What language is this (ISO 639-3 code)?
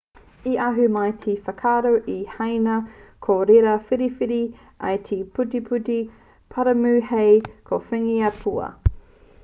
mri